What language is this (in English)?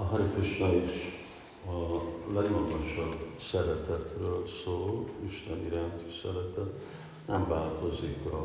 Hungarian